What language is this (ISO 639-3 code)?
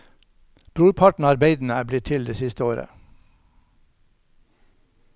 nor